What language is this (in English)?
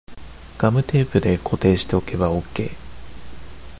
Japanese